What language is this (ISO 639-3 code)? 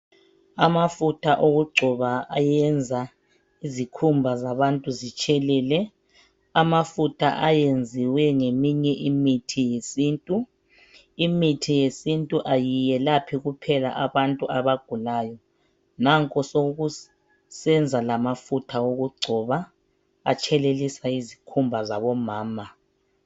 nde